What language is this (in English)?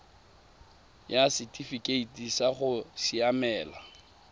Tswana